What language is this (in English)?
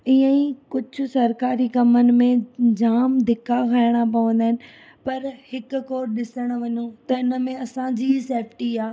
Sindhi